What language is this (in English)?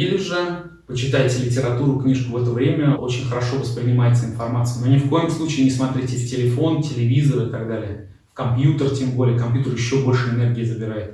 Russian